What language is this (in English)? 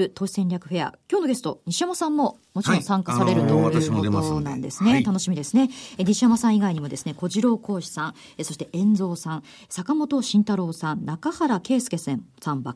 Japanese